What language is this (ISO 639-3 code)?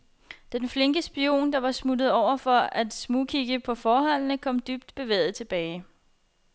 dan